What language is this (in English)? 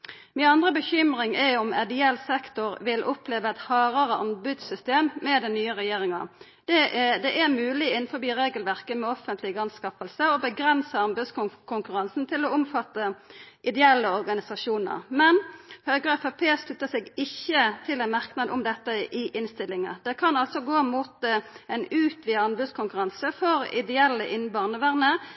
Norwegian Nynorsk